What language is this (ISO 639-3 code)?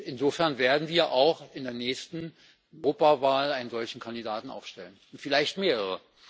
deu